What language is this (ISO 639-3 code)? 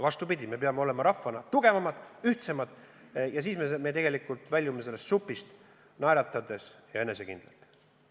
est